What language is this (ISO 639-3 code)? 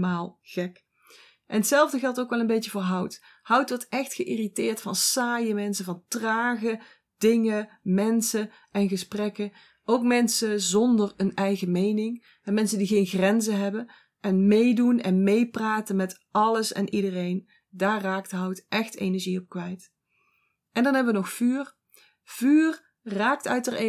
nld